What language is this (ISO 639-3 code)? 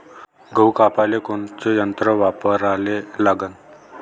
mar